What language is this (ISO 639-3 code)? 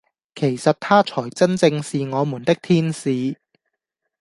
yue